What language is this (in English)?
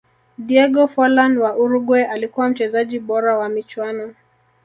Swahili